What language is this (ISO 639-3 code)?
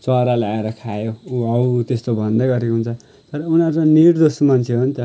nep